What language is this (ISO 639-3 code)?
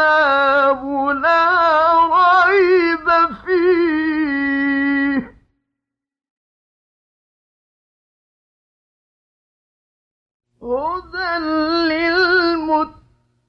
ara